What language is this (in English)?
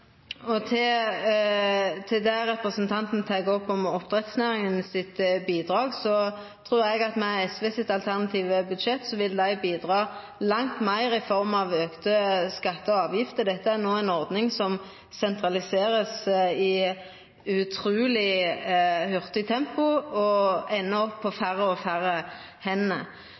Norwegian Nynorsk